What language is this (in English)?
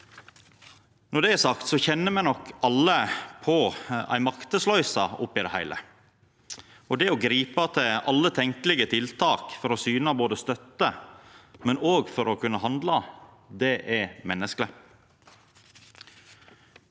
Norwegian